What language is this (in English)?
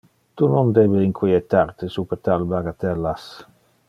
Interlingua